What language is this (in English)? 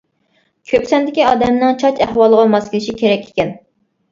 Uyghur